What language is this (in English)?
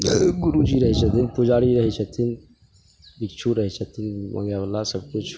Maithili